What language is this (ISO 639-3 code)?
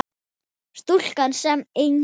isl